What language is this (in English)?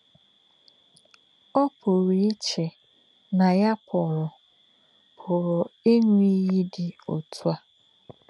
Igbo